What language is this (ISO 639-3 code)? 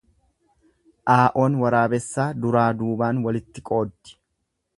orm